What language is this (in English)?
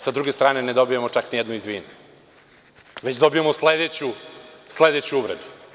Serbian